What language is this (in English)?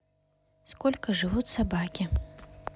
Russian